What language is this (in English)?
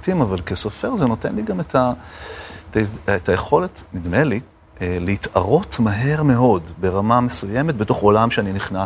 Hebrew